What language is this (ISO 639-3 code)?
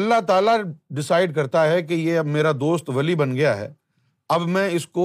urd